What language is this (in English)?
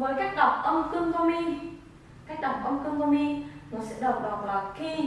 Vietnamese